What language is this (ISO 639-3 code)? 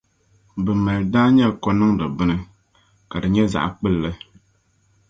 dag